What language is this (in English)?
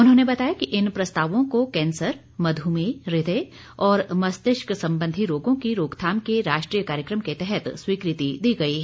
Hindi